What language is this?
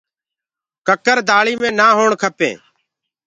Gurgula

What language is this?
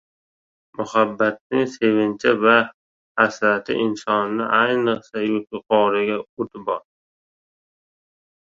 Uzbek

